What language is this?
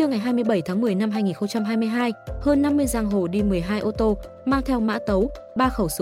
Vietnamese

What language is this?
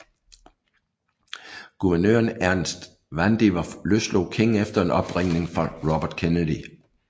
Danish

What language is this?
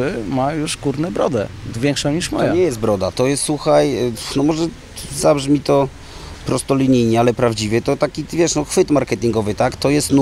Polish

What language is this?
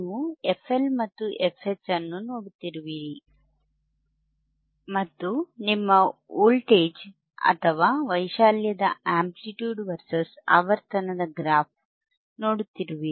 Kannada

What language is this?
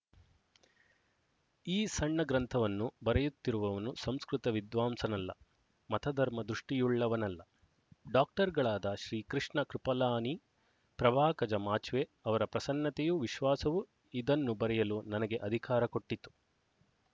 Kannada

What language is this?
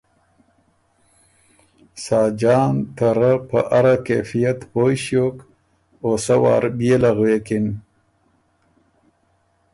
Ormuri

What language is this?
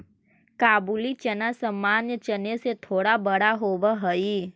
Magahi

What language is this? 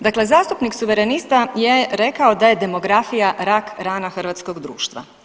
Croatian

